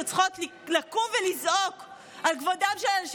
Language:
Hebrew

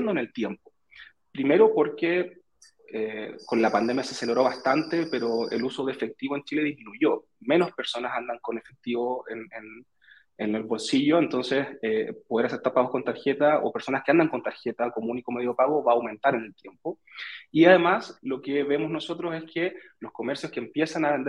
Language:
Spanish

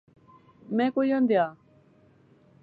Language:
Pahari-Potwari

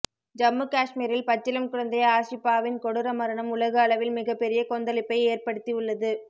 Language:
Tamil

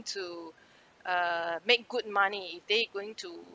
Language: English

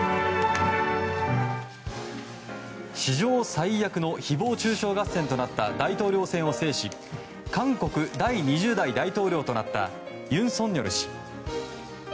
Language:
Japanese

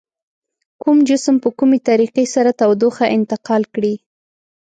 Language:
Pashto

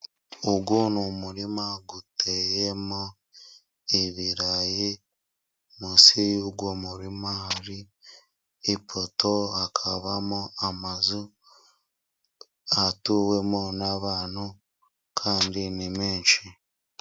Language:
Kinyarwanda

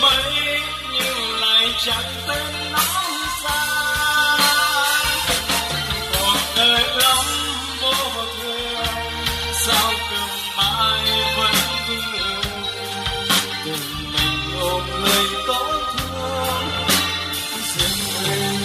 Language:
Vietnamese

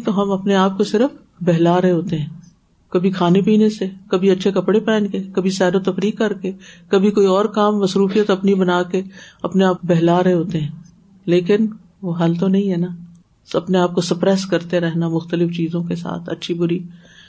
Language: Urdu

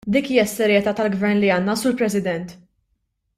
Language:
Maltese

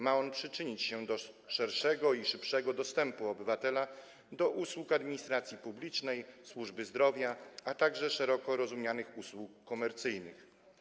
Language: Polish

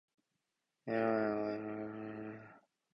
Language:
Japanese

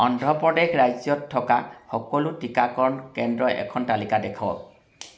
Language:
Assamese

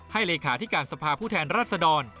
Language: Thai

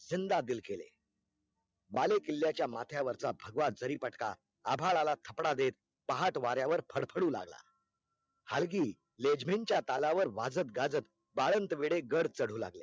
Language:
Marathi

